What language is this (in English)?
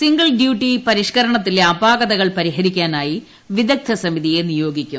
Malayalam